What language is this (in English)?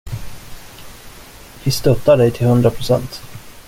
Swedish